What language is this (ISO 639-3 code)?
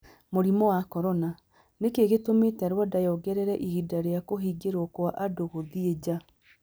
kik